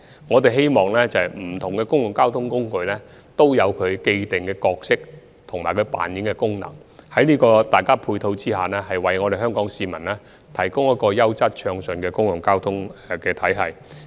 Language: Cantonese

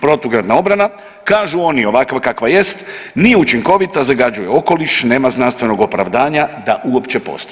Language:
Croatian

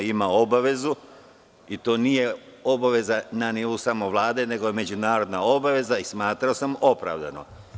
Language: Serbian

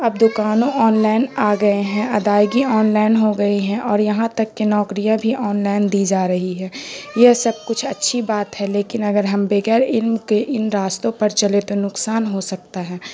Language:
Urdu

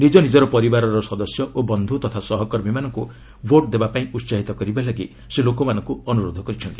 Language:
Odia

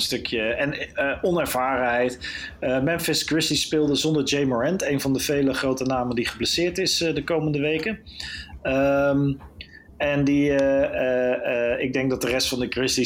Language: Dutch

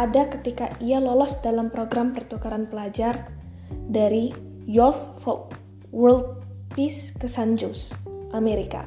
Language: Indonesian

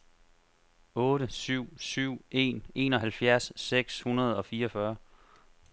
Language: Danish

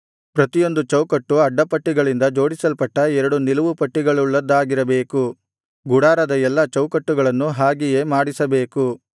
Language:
Kannada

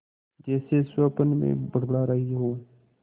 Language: Hindi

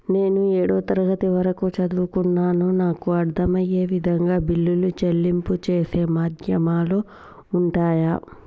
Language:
Telugu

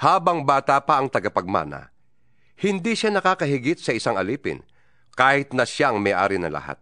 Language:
Filipino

